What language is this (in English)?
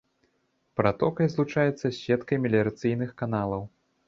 Belarusian